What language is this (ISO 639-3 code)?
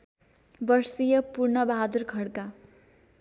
nep